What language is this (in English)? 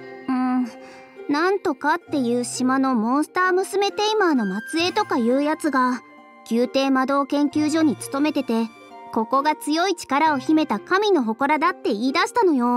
Japanese